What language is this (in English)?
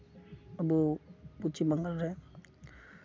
Santali